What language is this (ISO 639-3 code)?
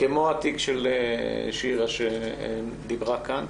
heb